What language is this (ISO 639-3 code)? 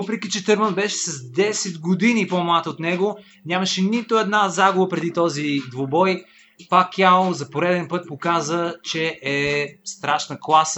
bul